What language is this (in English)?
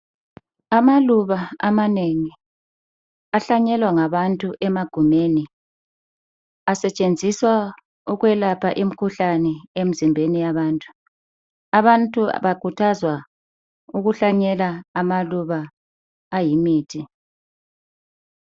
North Ndebele